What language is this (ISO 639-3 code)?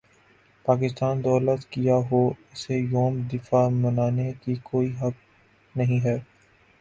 urd